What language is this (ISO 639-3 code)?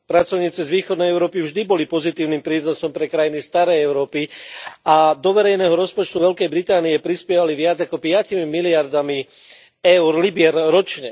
slk